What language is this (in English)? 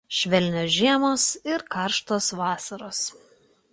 Lithuanian